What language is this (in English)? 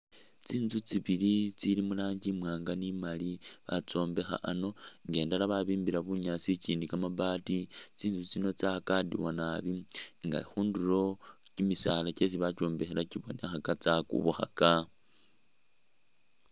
Masaaba